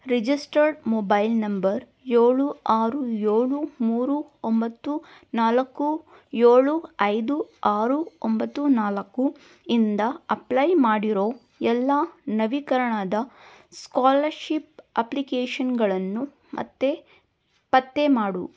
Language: Kannada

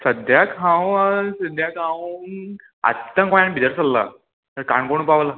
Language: Konkani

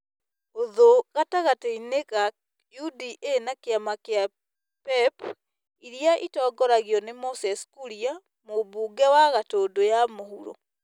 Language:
Kikuyu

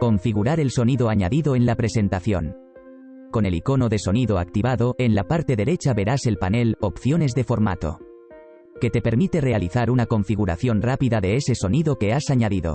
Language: Spanish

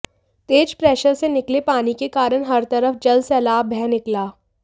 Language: Hindi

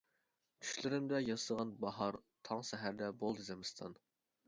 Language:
Uyghur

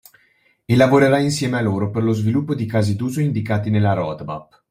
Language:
Italian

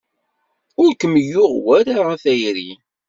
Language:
Kabyle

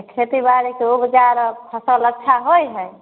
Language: Maithili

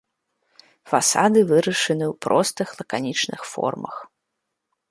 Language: Belarusian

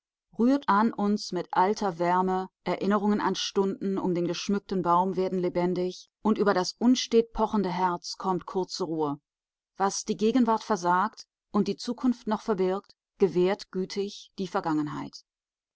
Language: German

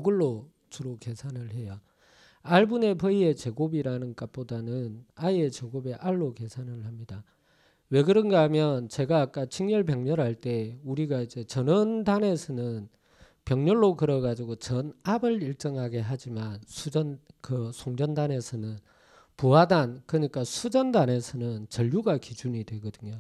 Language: Korean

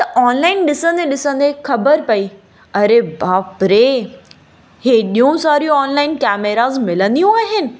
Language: Sindhi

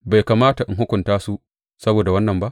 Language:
Hausa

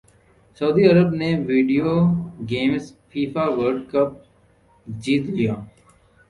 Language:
Urdu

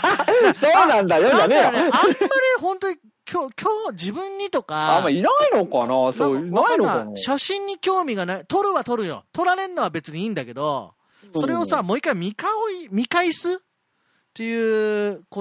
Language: Japanese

